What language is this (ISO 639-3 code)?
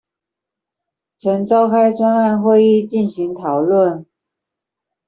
zho